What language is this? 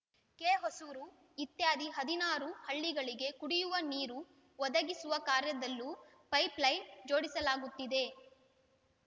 Kannada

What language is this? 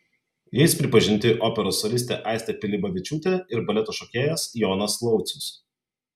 Lithuanian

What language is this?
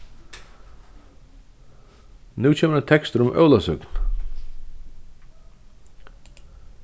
Faroese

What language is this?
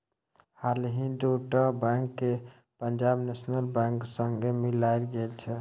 Maithili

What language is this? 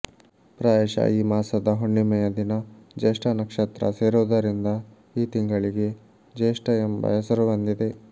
Kannada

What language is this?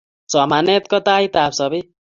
Kalenjin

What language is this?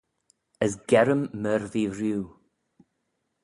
Manx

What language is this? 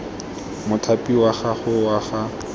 Tswana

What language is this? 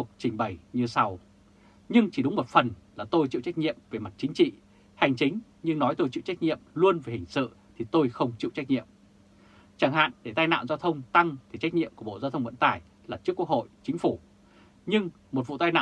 Vietnamese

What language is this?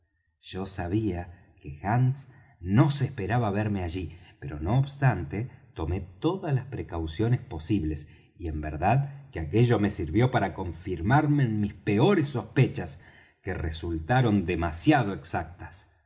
Spanish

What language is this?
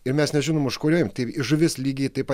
Lithuanian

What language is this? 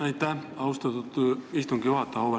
Estonian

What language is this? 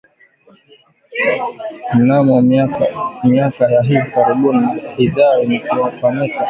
Swahili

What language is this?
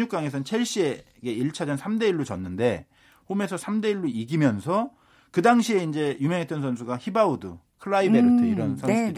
Korean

